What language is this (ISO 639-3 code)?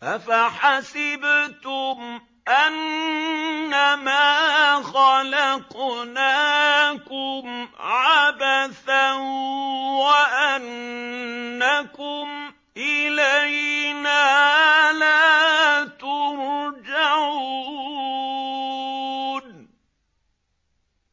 ara